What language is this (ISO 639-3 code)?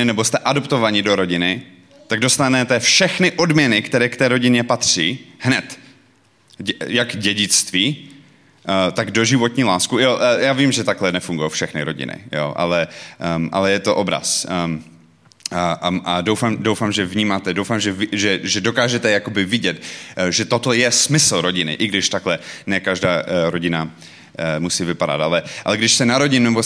ces